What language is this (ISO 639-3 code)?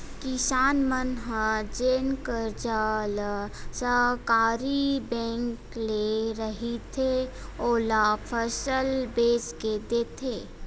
hne